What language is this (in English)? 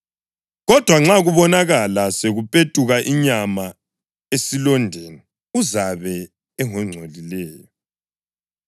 North Ndebele